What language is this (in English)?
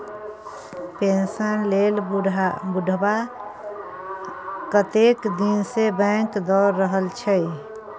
Maithili